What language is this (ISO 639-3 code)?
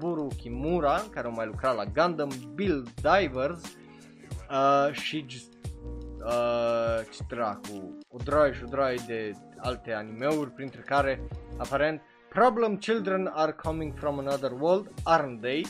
ron